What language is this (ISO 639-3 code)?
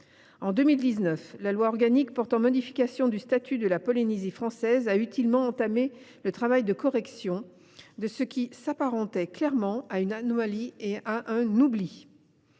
fra